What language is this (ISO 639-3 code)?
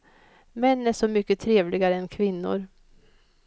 swe